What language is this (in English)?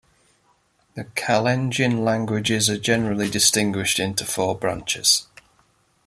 English